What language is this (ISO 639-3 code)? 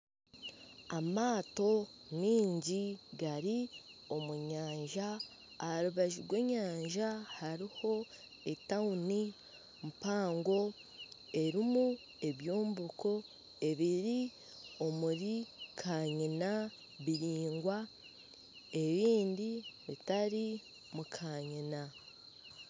nyn